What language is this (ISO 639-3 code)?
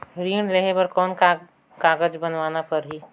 hne